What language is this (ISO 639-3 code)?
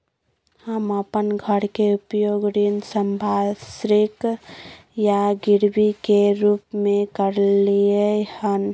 mai